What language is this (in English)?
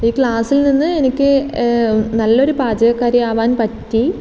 Malayalam